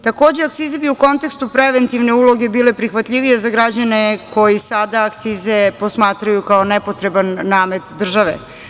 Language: Serbian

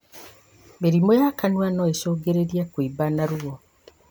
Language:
Kikuyu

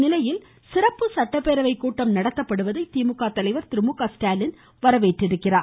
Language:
Tamil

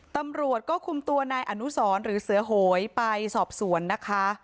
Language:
Thai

